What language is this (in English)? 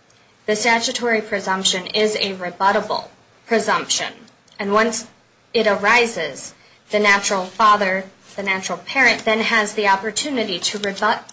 English